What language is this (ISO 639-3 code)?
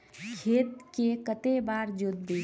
mag